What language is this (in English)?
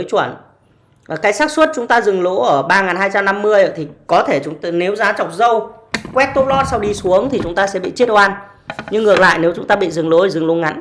Vietnamese